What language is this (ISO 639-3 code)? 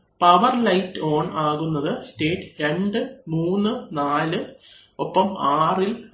mal